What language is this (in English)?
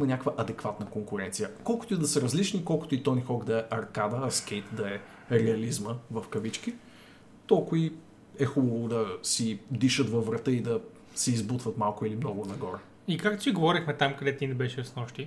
Bulgarian